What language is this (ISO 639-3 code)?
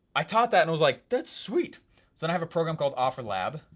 eng